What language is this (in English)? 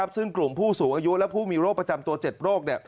Thai